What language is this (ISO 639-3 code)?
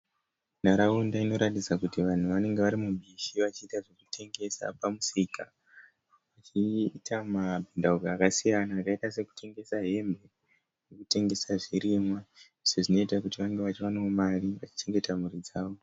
sna